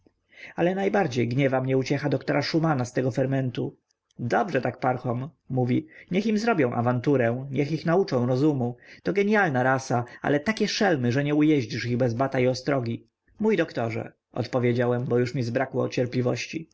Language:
Polish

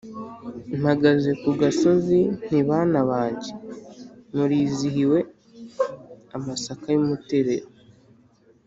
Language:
Kinyarwanda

